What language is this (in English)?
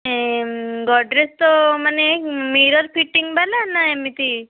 Odia